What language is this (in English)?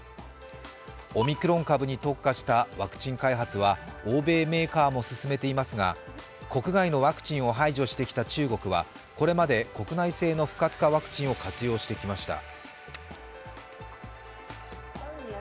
Japanese